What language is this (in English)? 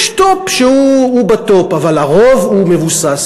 Hebrew